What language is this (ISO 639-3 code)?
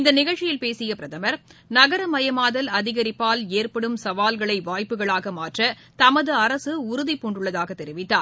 tam